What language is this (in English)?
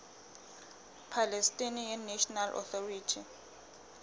Southern Sotho